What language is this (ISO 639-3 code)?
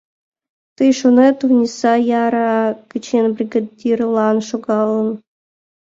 chm